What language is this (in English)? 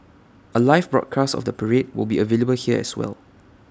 English